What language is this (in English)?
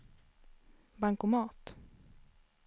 Swedish